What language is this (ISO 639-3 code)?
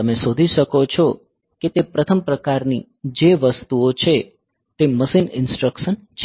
guj